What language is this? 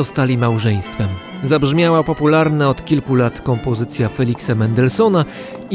Polish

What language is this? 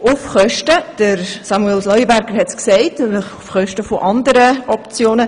Swiss German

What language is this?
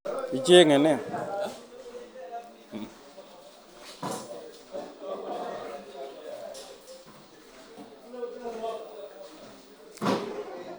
Kalenjin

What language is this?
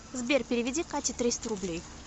Russian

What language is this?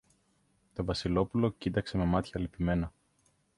Greek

